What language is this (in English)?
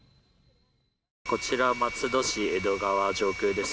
Japanese